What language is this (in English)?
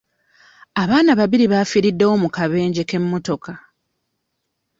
Ganda